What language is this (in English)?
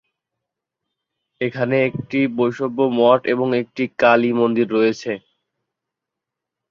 Bangla